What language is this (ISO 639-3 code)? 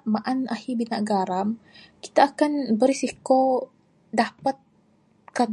sdo